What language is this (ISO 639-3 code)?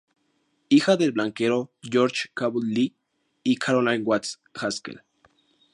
spa